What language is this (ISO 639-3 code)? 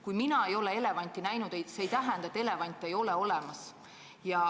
est